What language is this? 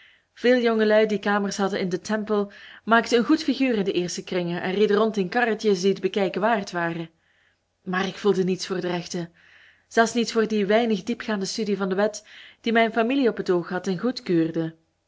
Dutch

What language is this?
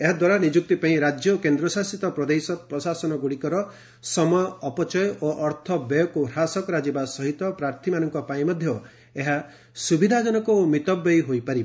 Odia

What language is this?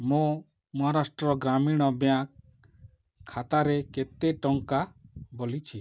Odia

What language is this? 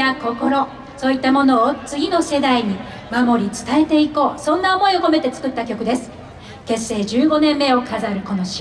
Japanese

